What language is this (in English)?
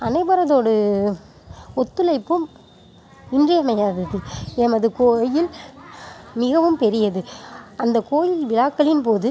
Tamil